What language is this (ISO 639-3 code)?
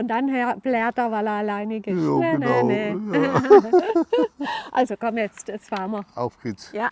deu